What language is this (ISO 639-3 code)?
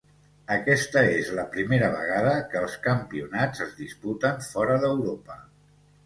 cat